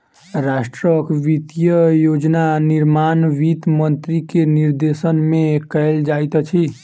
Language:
Maithili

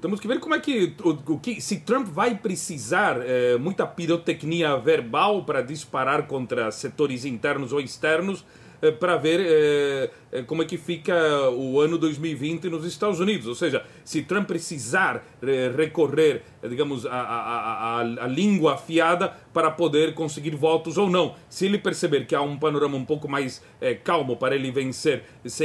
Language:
Portuguese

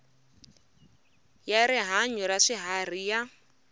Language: Tsonga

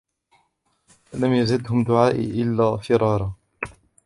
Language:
Arabic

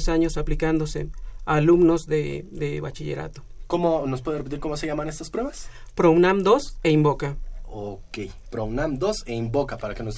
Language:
Spanish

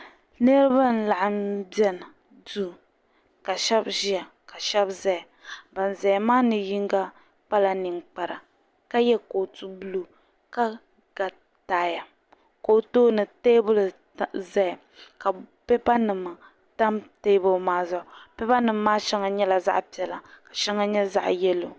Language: Dagbani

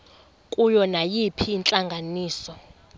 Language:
Xhosa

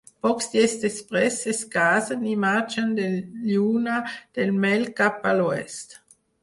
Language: Catalan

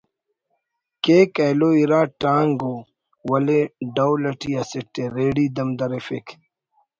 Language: Brahui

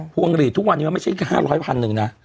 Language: Thai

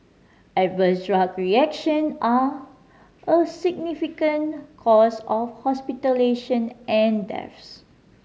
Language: English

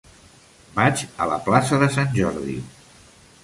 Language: Catalan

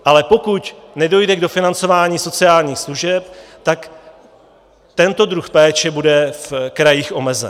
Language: Czech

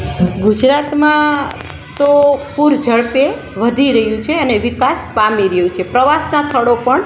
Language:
Gujarati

